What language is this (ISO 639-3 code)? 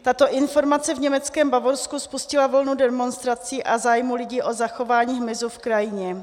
ces